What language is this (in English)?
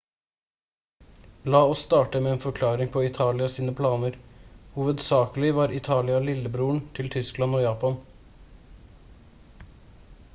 Norwegian Bokmål